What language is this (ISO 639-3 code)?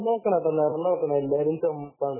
mal